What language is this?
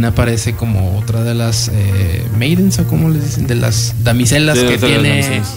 Spanish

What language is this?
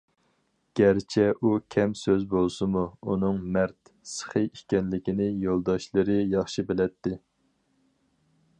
Uyghur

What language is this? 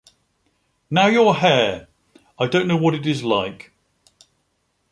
English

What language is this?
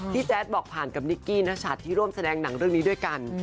Thai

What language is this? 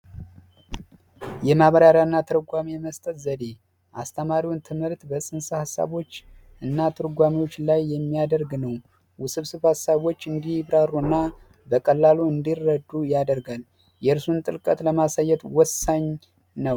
Amharic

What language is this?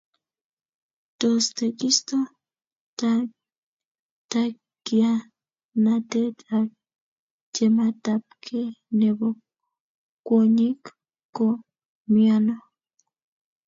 Kalenjin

